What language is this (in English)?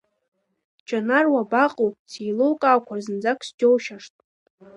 Abkhazian